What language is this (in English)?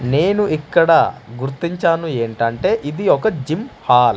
Telugu